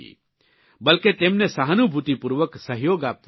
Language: Gujarati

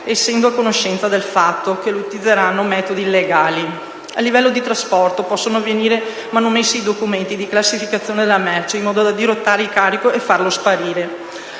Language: Italian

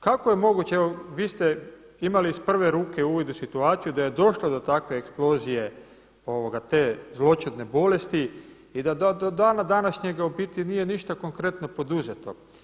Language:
Croatian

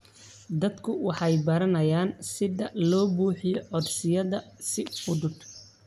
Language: Somali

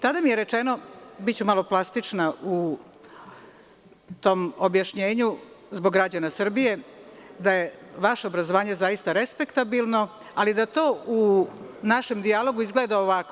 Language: Serbian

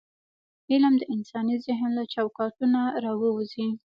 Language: Pashto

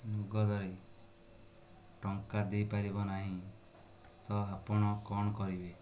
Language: Odia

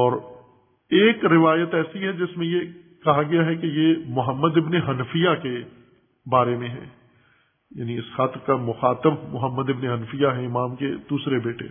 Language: Urdu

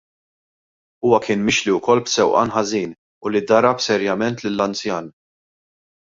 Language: Maltese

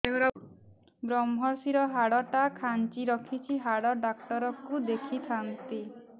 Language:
Odia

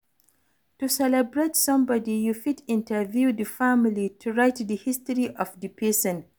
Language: Nigerian Pidgin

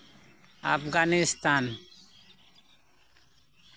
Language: Santali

